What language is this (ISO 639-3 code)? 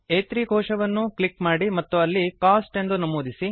kan